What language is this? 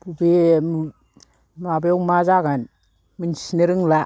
Bodo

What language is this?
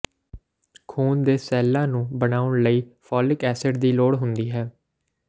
Punjabi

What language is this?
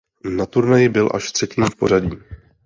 Czech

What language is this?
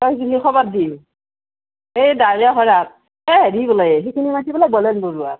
Assamese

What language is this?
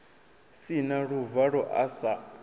Venda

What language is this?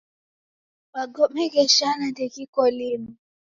Taita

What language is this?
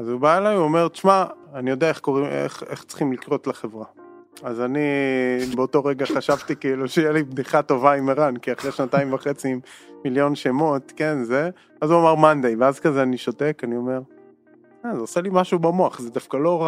Hebrew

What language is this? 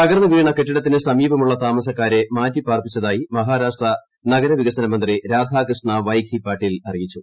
Malayalam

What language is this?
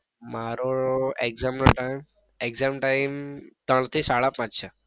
Gujarati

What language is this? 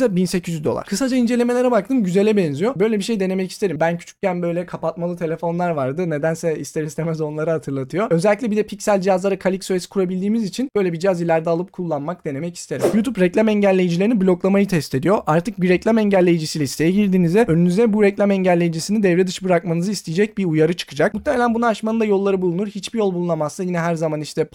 Turkish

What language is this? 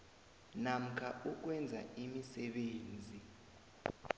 South Ndebele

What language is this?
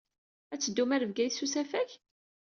Kabyle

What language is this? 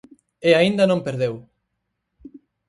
Galician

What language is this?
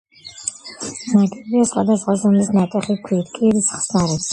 Georgian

